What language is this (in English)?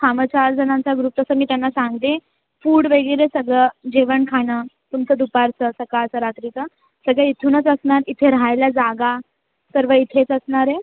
Marathi